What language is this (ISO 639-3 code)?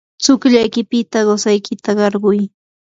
qur